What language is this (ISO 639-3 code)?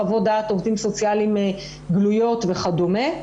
heb